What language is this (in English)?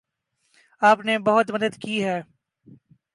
Urdu